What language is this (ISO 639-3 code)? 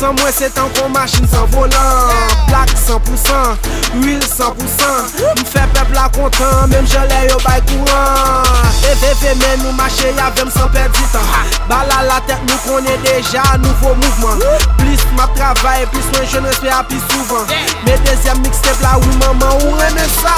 fra